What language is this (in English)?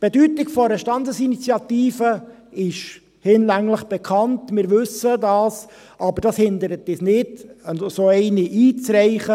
Swiss German